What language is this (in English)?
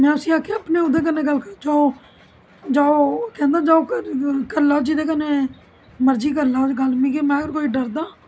Dogri